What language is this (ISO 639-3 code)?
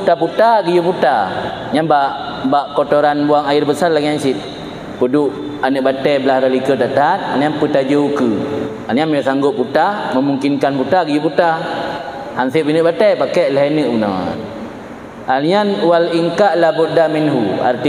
msa